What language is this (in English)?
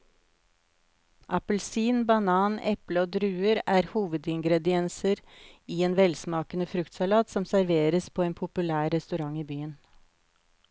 Norwegian